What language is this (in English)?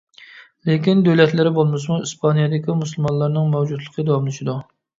Uyghur